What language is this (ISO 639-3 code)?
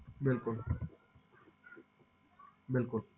pan